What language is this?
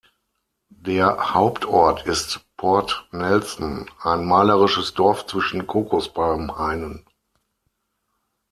German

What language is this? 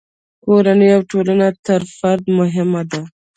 Pashto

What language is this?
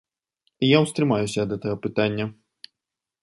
Belarusian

